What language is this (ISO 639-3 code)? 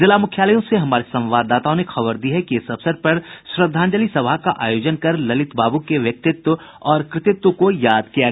hin